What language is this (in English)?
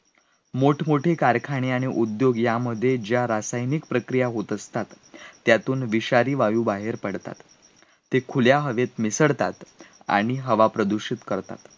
Marathi